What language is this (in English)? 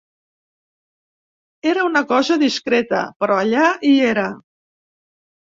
Catalan